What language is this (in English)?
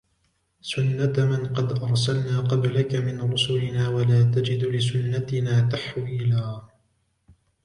Arabic